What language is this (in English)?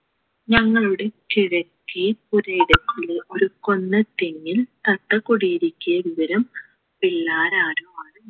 Malayalam